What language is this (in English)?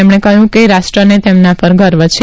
Gujarati